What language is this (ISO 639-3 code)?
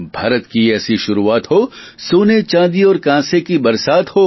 guj